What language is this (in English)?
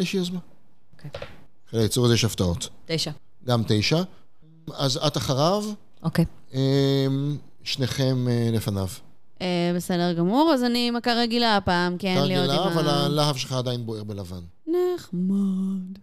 Hebrew